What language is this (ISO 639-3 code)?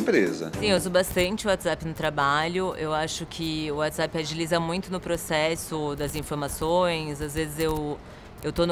por